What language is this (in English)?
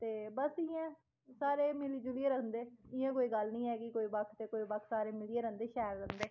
Dogri